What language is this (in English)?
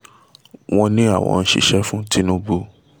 Yoruba